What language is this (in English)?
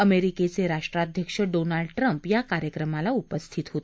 Marathi